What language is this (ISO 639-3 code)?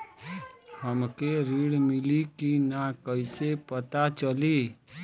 bho